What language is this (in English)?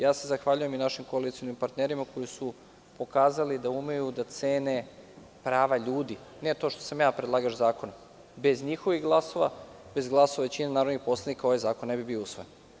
Serbian